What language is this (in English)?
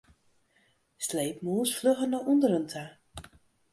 Western Frisian